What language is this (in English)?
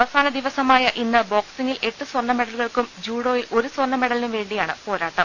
Malayalam